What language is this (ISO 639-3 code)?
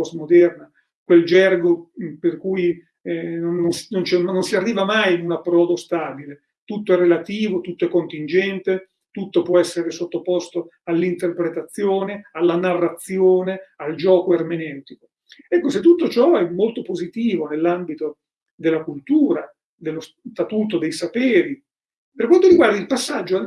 ita